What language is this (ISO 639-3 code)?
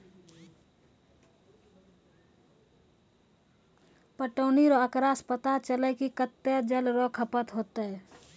mai